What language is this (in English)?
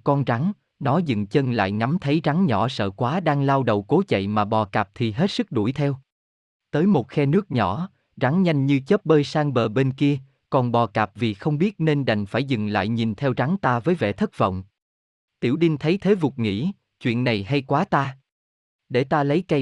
Vietnamese